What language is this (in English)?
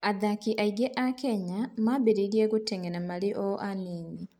Kikuyu